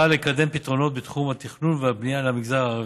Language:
Hebrew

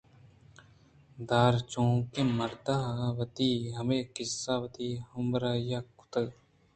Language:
Eastern Balochi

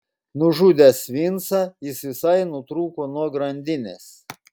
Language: Lithuanian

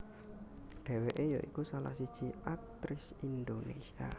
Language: Javanese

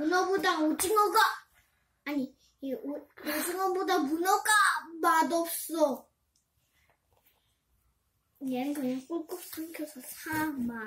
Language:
Korean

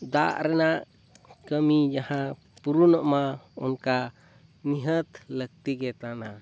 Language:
Santali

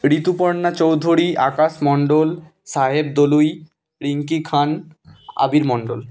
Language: Bangla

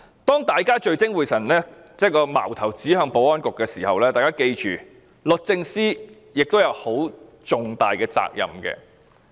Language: Cantonese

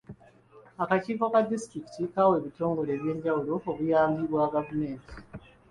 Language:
Ganda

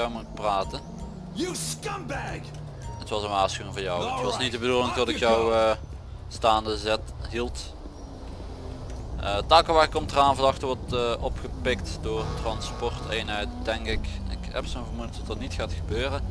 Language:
Dutch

